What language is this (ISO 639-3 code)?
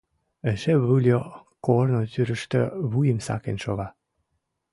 chm